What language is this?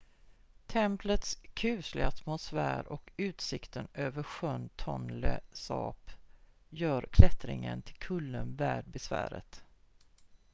Swedish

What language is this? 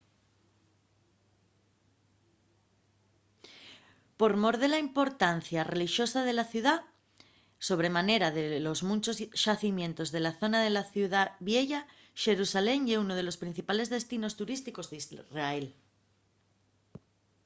Asturian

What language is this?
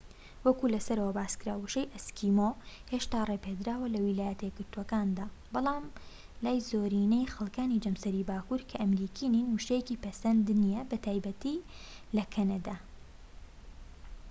Central Kurdish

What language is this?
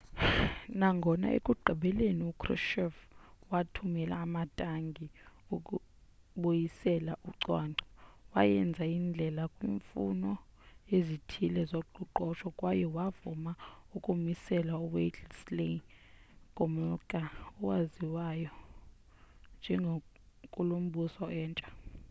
Xhosa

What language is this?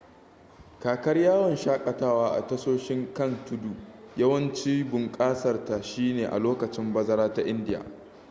Hausa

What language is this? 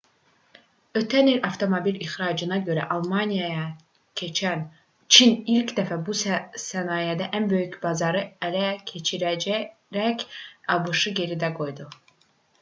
Azerbaijani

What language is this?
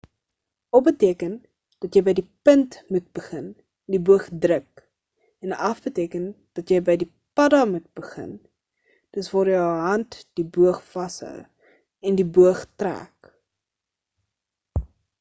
Afrikaans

